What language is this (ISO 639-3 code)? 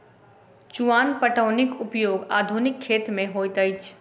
mai